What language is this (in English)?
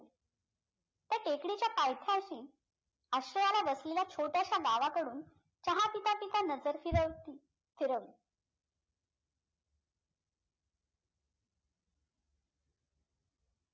Marathi